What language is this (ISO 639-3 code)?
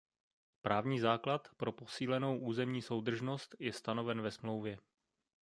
ces